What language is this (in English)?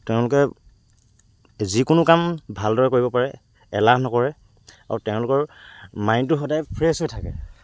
Assamese